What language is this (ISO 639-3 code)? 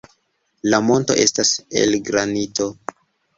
epo